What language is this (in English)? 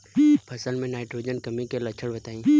Bhojpuri